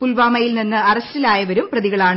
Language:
Malayalam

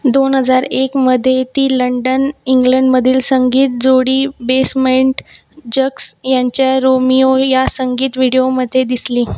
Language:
Marathi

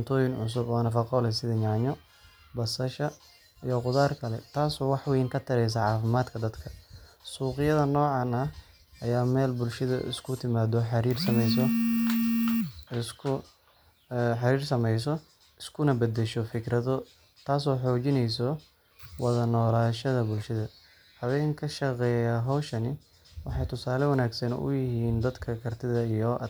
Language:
Somali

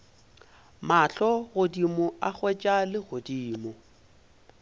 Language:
Northern Sotho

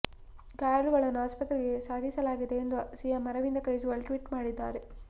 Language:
Kannada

